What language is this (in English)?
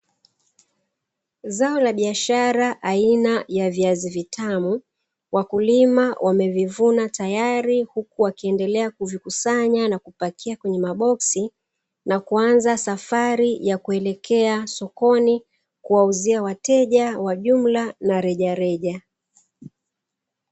Swahili